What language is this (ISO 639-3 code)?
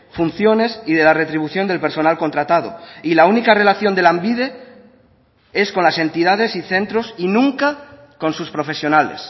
spa